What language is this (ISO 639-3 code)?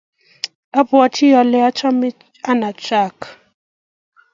kln